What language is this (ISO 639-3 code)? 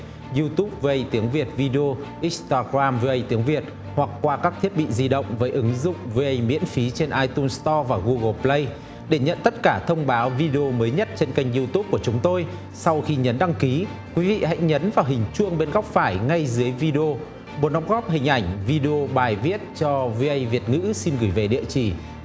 vie